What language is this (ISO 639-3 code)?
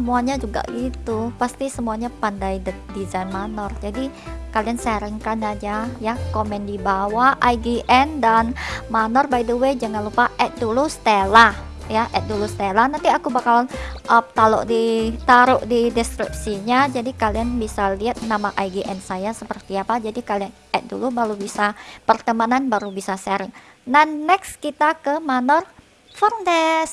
ind